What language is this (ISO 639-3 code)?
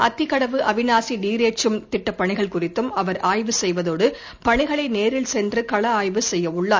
tam